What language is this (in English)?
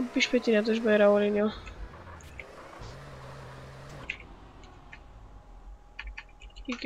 Romanian